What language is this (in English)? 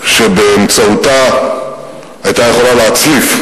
Hebrew